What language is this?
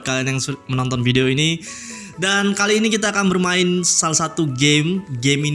Indonesian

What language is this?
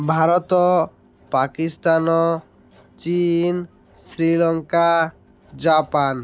Odia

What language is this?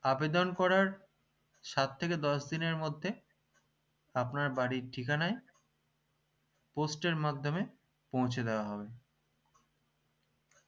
Bangla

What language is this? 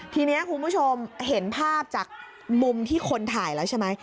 Thai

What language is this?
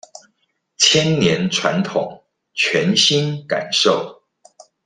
Chinese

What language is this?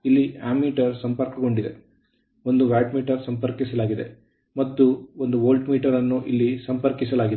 Kannada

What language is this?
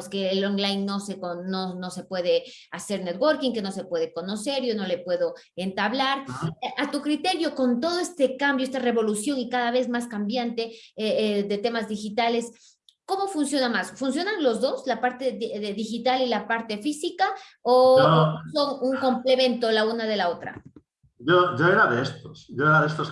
Spanish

